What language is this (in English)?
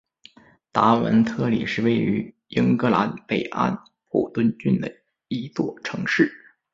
Chinese